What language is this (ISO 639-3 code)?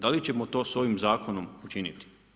hrv